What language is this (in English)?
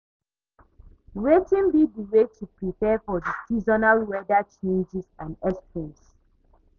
Nigerian Pidgin